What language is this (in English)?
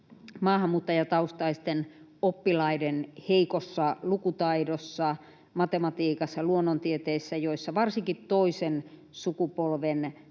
Finnish